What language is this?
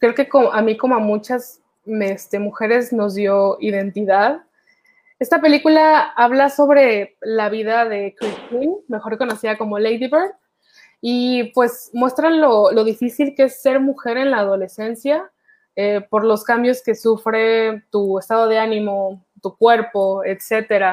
Spanish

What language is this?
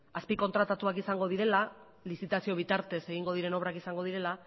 Basque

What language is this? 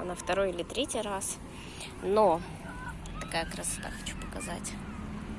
Russian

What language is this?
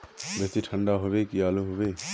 Magahi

